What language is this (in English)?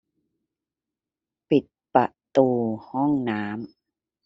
Thai